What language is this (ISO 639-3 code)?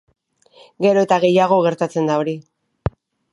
eus